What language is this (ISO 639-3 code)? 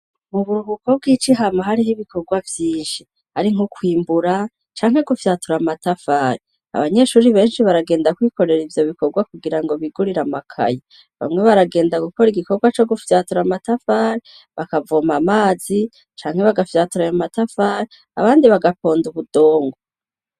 run